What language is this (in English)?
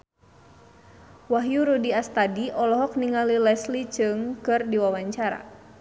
Sundanese